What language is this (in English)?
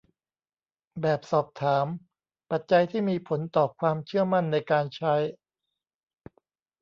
Thai